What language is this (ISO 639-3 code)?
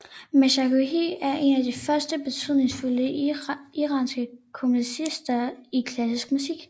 dan